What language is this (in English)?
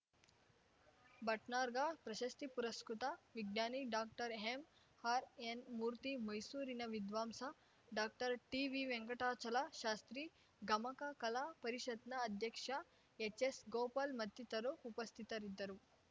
Kannada